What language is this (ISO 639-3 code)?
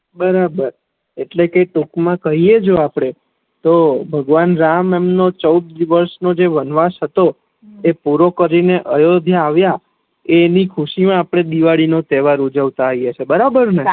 guj